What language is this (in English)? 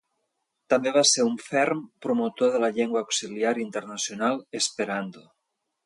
Catalan